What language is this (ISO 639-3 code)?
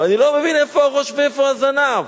heb